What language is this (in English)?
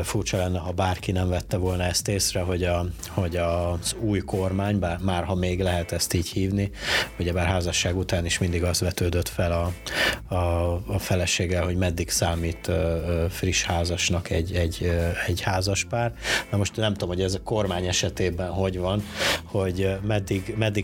Hungarian